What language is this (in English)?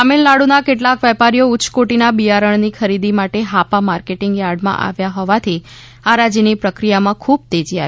Gujarati